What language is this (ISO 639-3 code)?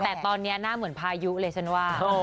tha